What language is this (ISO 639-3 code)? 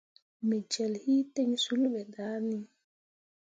mua